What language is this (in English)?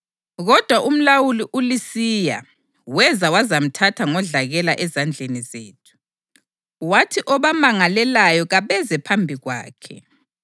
North Ndebele